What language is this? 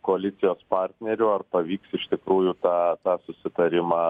Lithuanian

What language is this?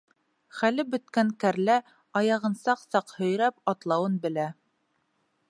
Bashkir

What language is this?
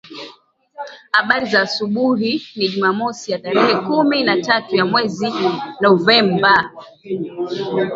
Swahili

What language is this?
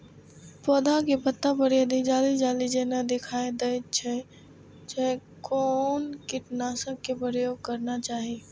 Maithili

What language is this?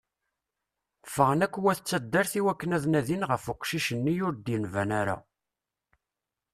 Kabyle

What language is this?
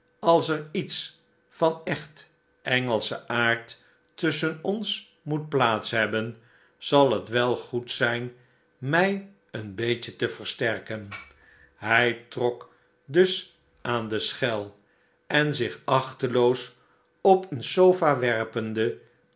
Dutch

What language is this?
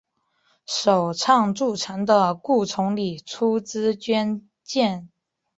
Chinese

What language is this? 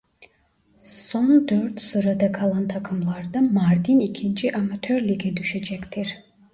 Turkish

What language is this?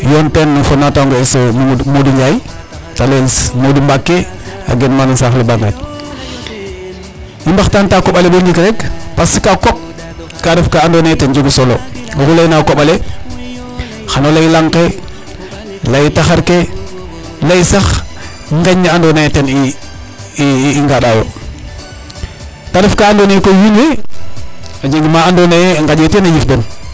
Serer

